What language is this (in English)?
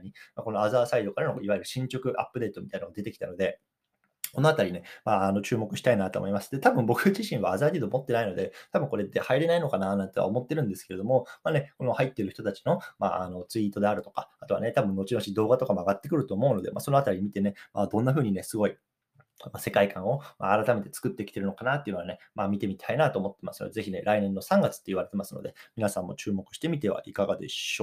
Japanese